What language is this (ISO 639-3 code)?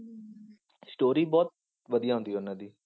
pan